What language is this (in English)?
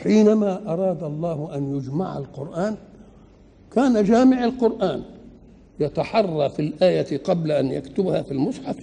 Arabic